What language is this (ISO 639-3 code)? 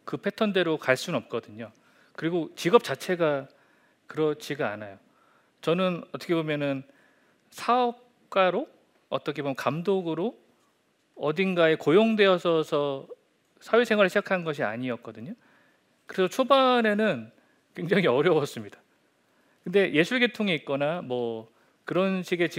kor